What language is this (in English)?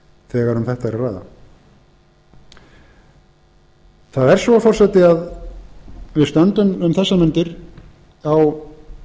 Icelandic